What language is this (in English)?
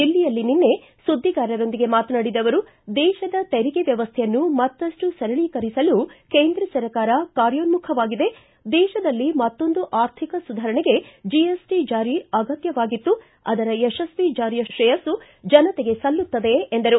Kannada